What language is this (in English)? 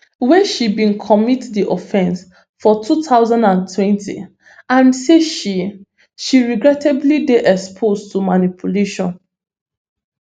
Nigerian Pidgin